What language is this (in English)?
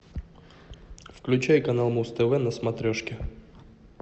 Russian